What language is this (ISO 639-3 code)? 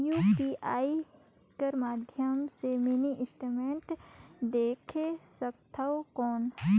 hne